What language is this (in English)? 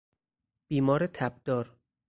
Persian